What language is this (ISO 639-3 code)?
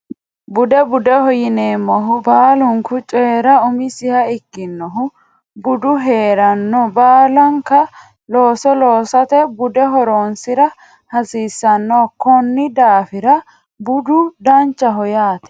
sid